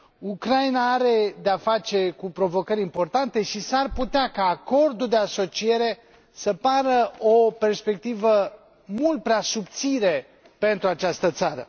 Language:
Romanian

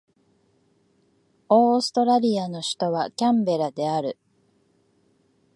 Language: Japanese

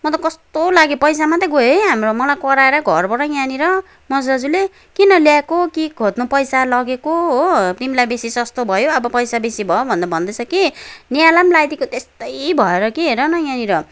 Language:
Nepali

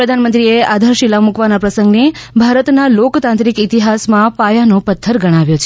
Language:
Gujarati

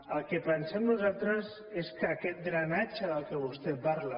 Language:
Catalan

